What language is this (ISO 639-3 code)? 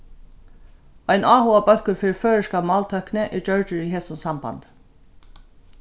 fao